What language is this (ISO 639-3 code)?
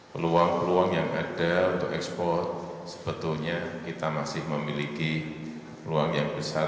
ind